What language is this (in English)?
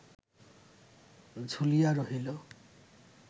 Bangla